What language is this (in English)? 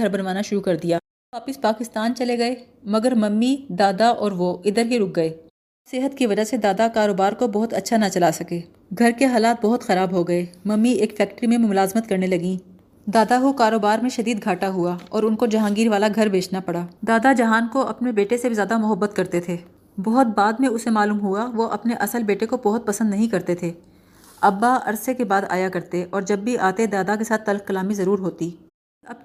Urdu